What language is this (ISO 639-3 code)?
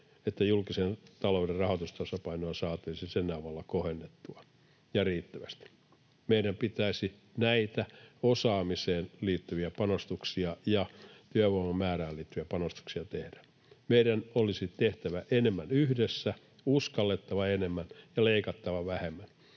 fin